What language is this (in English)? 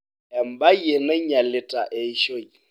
Masai